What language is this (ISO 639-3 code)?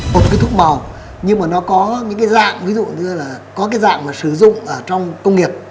vie